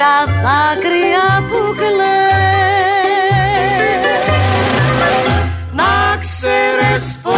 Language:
Greek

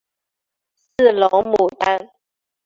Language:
Chinese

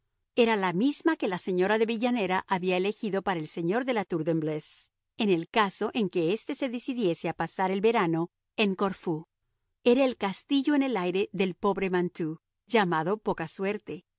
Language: Spanish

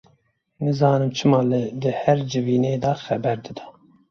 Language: Kurdish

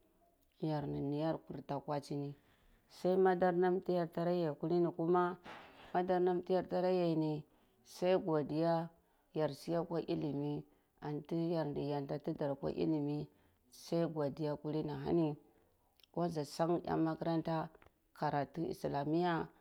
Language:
Cibak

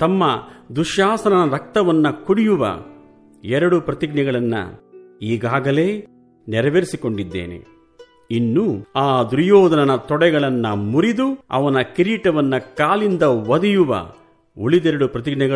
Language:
Kannada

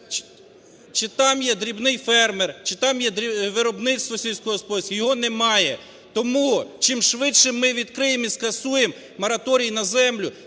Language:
Ukrainian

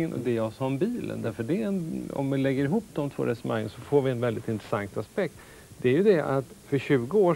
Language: Swedish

